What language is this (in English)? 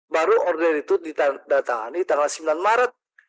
Indonesian